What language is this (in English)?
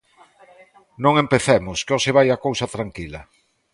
Galician